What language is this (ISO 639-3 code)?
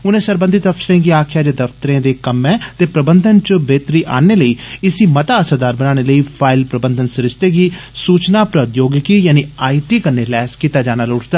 doi